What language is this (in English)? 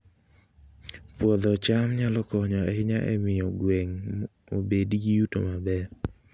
Luo (Kenya and Tanzania)